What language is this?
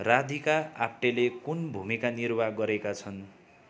Nepali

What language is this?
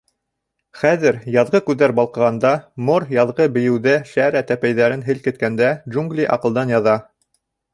Bashkir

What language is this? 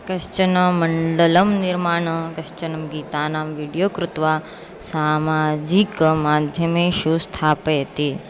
Sanskrit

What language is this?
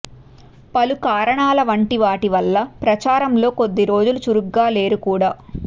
Telugu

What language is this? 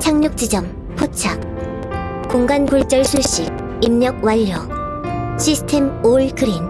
Korean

